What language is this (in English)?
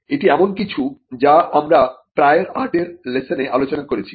Bangla